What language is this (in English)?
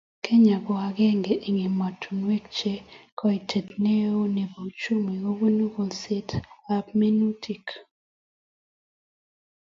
Kalenjin